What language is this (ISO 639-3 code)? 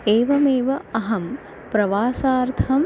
san